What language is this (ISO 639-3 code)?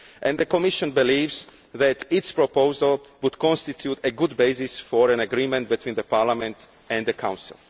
eng